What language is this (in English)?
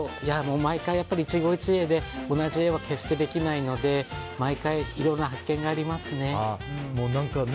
Japanese